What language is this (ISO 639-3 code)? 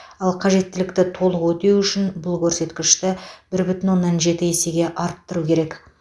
kaz